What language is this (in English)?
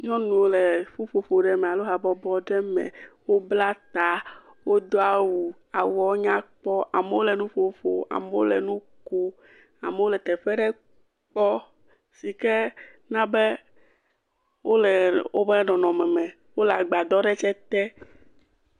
Ewe